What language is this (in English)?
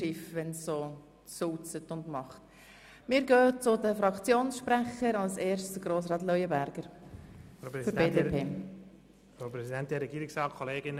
Swiss German